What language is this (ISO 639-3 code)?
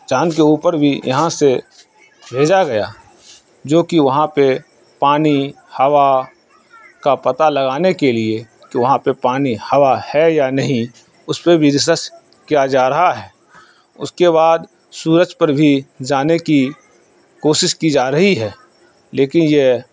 urd